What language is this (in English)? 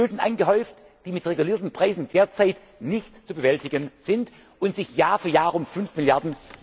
German